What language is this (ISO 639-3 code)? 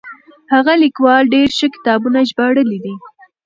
pus